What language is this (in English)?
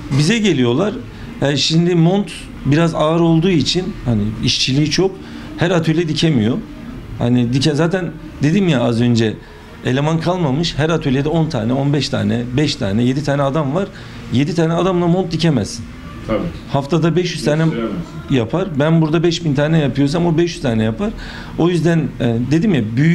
Turkish